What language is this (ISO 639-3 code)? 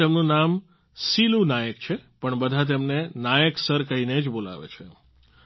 guj